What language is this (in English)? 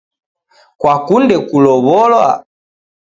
Taita